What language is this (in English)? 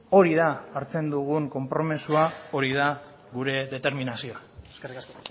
Basque